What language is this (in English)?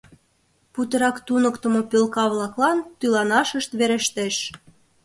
Mari